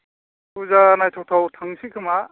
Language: Bodo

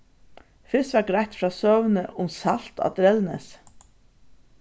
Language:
Faroese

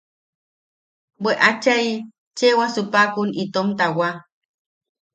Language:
Yaqui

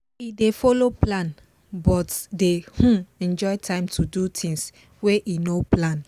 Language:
Nigerian Pidgin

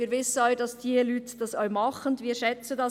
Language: Swiss German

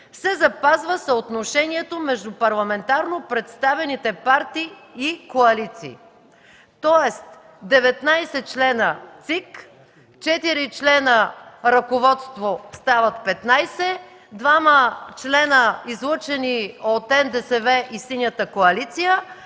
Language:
Bulgarian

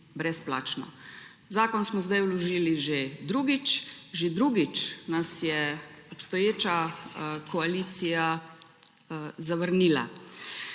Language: Slovenian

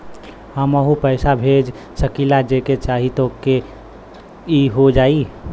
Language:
Bhojpuri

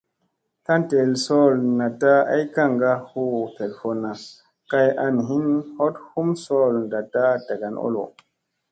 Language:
Musey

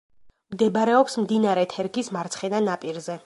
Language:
Georgian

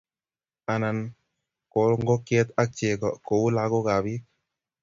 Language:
Kalenjin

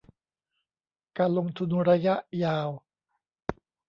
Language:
Thai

